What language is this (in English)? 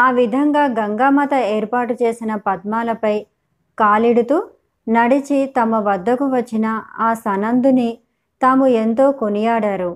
Telugu